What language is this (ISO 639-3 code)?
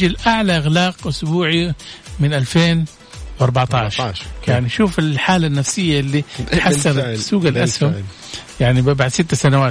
ara